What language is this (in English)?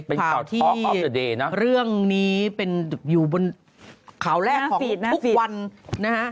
Thai